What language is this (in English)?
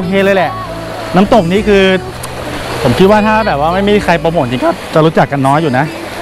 Thai